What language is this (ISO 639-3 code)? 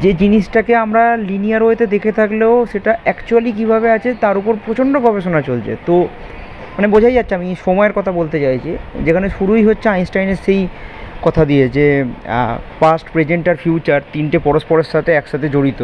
ben